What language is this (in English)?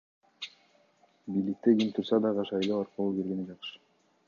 Kyrgyz